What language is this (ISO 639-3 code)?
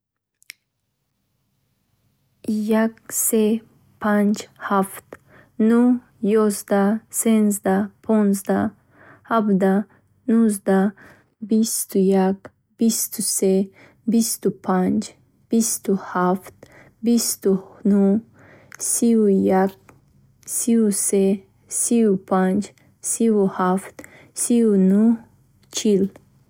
bhh